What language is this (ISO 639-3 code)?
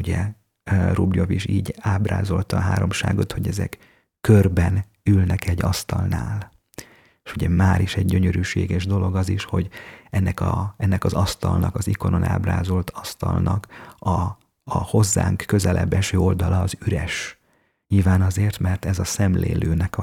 hun